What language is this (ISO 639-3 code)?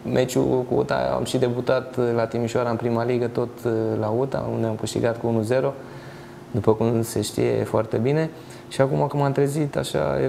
ron